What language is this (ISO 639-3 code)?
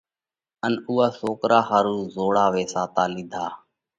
kvx